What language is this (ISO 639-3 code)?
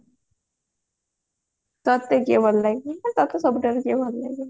ori